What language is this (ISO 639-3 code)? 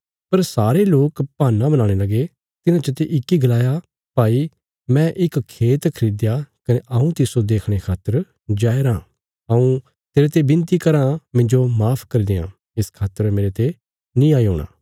kfs